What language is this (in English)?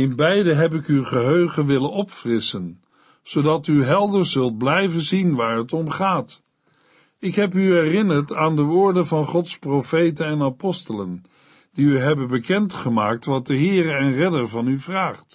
Dutch